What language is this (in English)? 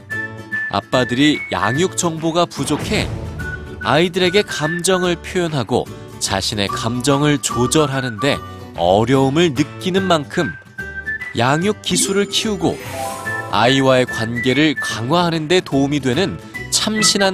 Korean